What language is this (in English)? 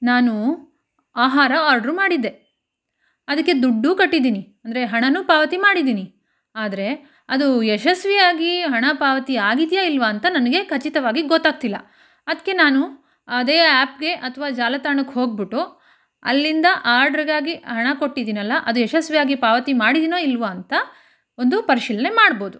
Kannada